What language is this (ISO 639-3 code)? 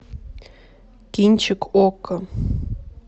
rus